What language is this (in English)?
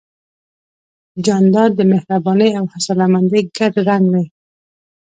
Pashto